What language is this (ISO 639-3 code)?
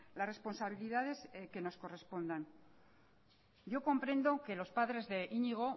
spa